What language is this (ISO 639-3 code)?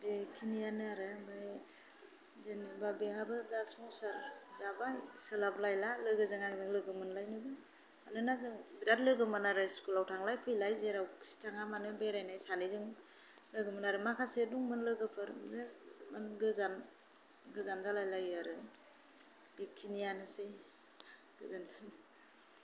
brx